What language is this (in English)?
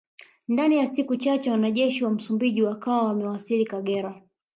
Swahili